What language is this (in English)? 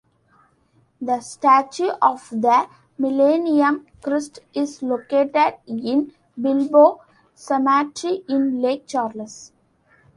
English